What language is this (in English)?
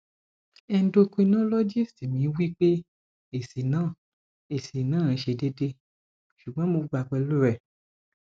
Yoruba